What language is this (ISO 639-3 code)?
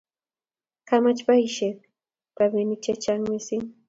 kln